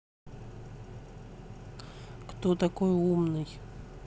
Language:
Russian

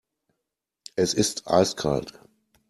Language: German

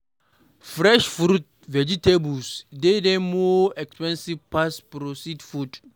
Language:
Nigerian Pidgin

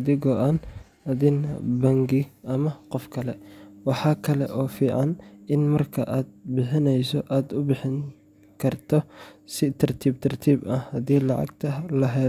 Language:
Somali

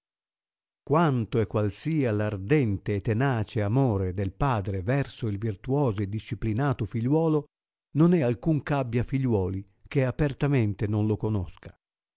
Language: Italian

